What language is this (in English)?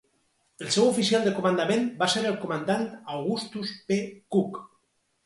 Catalan